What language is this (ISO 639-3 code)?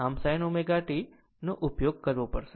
guj